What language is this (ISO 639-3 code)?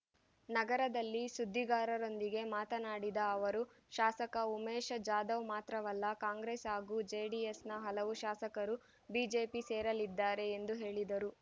kan